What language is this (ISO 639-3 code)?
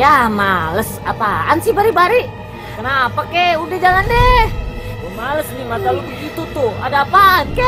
ind